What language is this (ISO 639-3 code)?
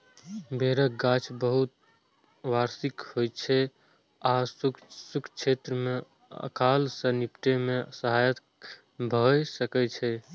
mai